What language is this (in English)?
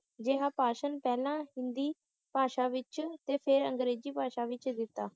Punjabi